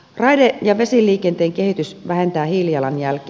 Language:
Finnish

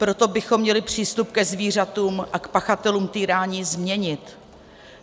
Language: Czech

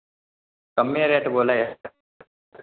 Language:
Maithili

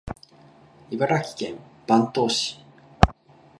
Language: Japanese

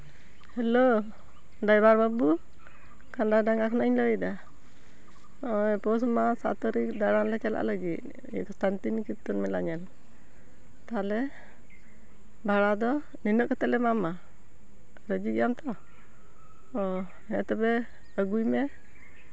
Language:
Santali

